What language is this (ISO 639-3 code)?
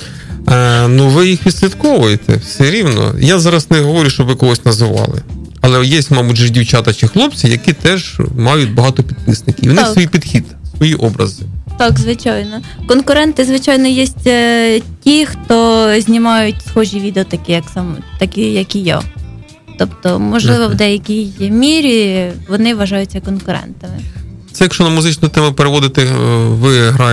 ukr